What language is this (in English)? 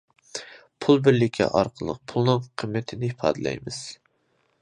Uyghur